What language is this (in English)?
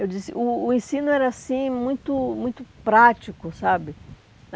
Portuguese